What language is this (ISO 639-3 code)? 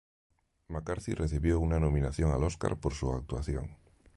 spa